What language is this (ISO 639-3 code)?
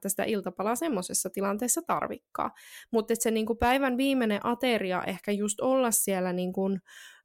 fin